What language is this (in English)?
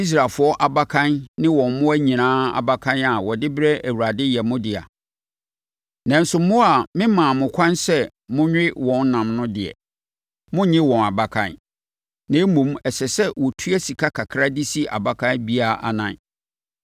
Akan